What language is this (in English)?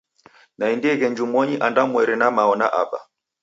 Taita